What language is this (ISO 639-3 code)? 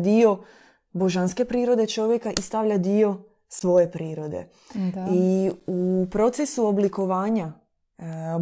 hrv